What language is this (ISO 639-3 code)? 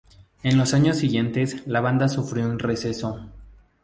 spa